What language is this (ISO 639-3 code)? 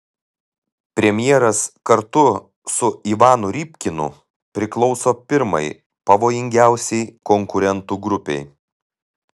lit